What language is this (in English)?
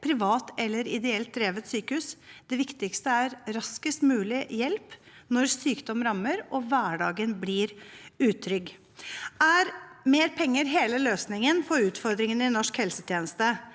Norwegian